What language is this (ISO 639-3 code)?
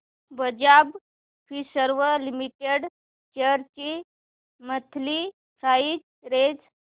mar